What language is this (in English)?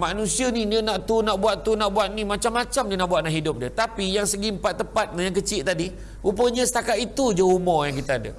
Malay